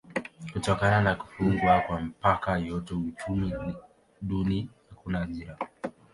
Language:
Swahili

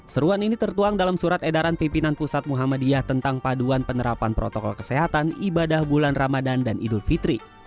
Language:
Indonesian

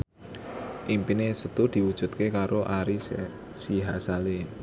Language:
Javanese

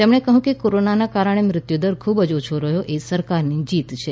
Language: Gujarati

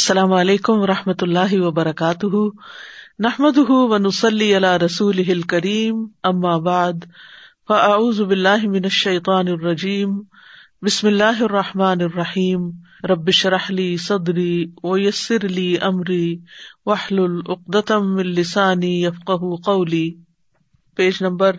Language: Urdu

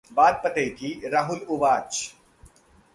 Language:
Hindi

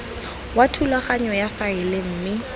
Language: Tswana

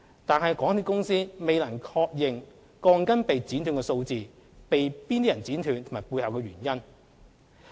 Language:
Cantonese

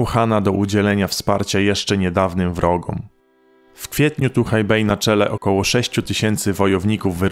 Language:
Polish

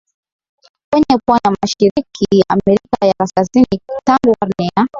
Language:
Swahili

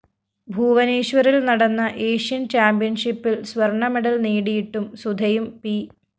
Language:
Malayalam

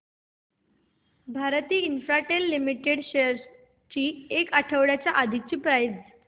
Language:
Marathi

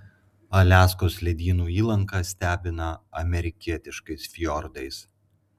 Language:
Lithuanian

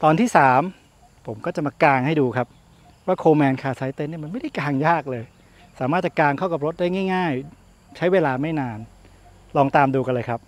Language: Thai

